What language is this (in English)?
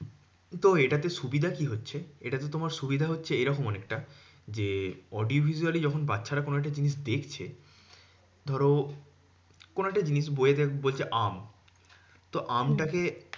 Bangla